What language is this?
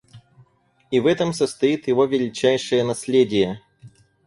Russian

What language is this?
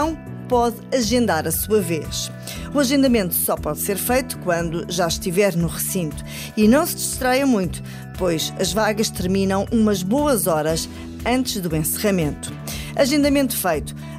Portuguese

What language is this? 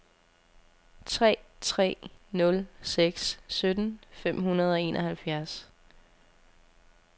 Danish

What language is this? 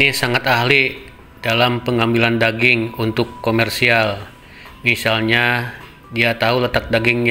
Indonesian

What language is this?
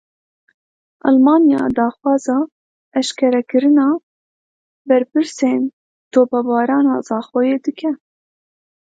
Kurdish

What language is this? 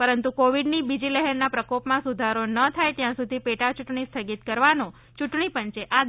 Gujarati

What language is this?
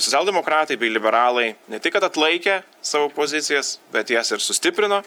Lithuanian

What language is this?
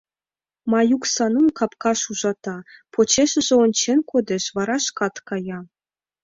Mari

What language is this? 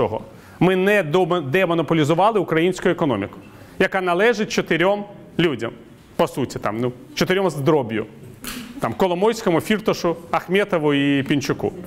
Ukrainian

